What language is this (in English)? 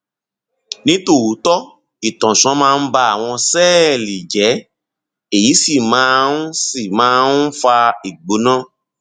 Yoruba